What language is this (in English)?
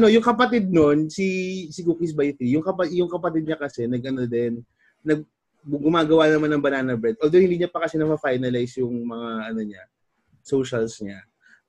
Filipino